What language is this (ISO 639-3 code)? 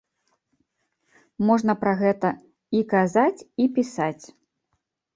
bel